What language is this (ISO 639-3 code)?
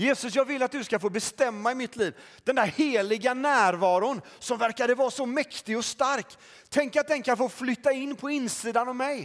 swe